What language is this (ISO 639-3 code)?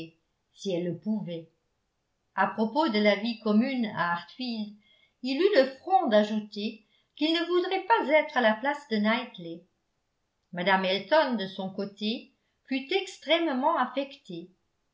fra